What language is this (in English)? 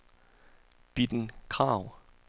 Danish